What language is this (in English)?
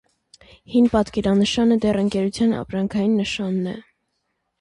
Armenian